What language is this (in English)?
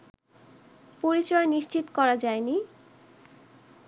Bangla